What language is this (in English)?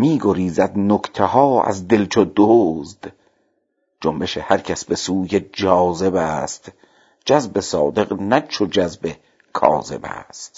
Persian